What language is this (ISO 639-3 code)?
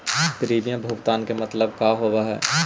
mag